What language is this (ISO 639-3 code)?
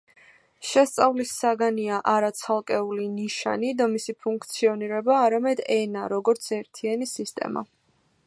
kat